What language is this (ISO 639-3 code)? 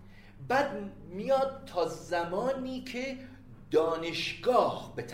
fas